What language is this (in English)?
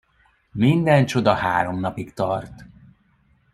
Hungarian